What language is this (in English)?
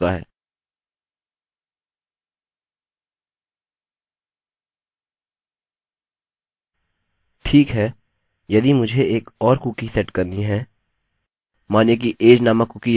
Hindi